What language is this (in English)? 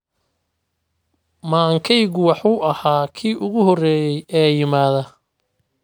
Somali